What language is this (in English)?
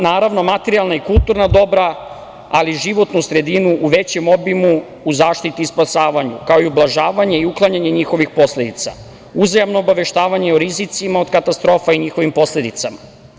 Serbian